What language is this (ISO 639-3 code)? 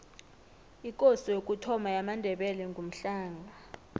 nbl